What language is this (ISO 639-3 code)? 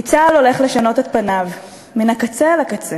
heb